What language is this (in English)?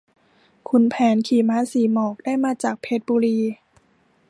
Thai